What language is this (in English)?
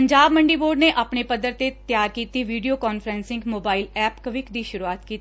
Punjabi